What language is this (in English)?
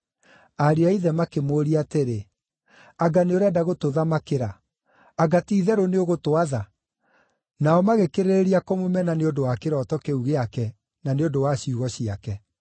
Kikuyu